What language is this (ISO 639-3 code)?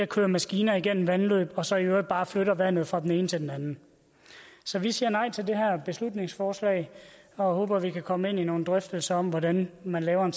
dan